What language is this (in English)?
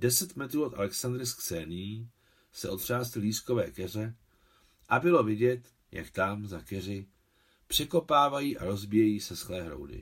Czech